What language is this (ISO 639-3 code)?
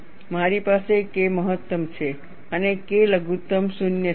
guj